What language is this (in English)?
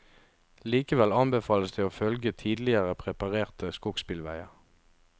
Norwegian